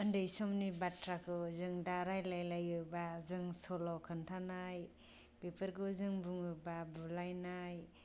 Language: Bodo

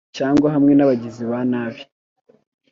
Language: Kinyarwanda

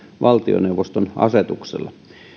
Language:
Finnish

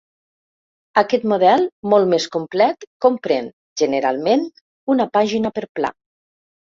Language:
Catalan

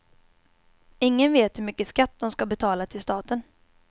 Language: Swedish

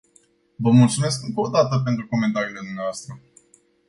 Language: Romanian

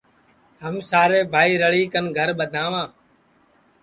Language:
Sansi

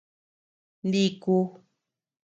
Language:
Tepeuxila Cuicatec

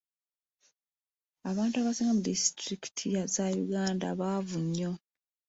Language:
Ganda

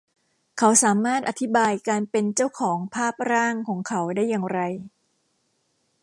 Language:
Thai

